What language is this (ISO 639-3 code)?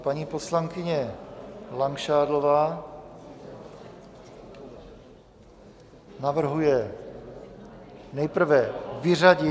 ces